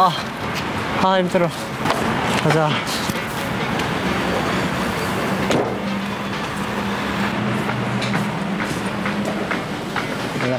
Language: Korean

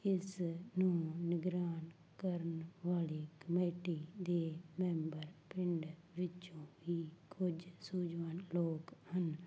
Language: Punjabi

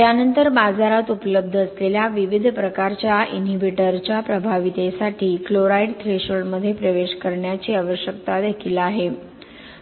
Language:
Marathi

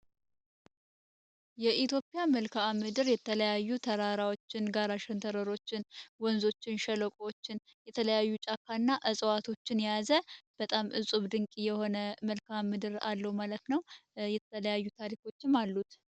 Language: Amharic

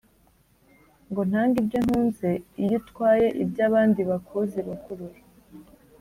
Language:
Kinyarwanda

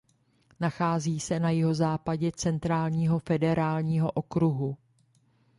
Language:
Czech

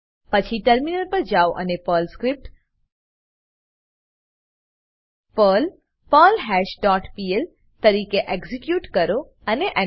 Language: Gujarati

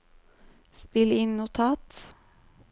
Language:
Norwegian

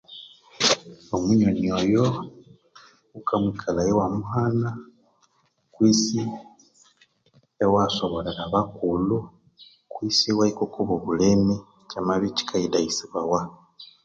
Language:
Konzo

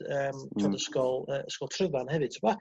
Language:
Welsh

